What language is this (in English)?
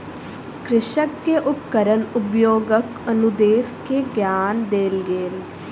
Maithili